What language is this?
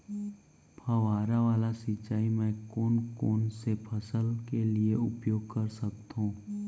Chhattisgarhi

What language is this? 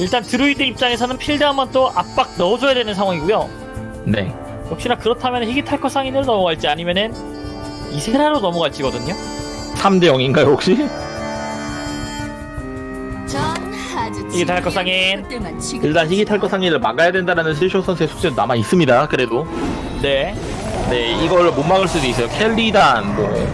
Korean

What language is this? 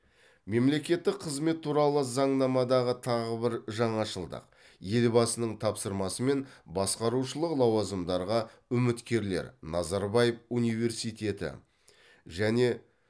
Kazakh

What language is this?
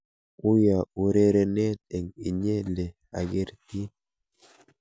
Kalenjin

